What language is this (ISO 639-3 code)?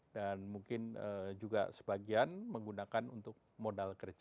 ind